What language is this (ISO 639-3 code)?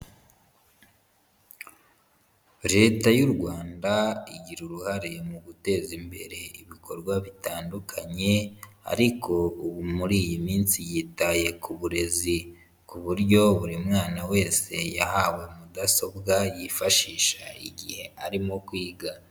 kin